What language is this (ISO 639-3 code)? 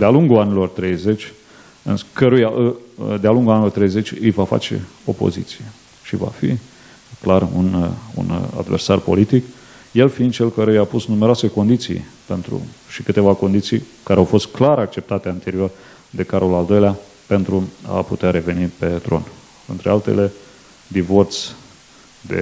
ron